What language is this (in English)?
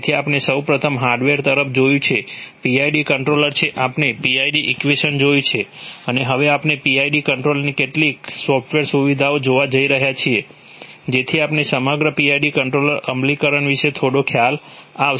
Gujarati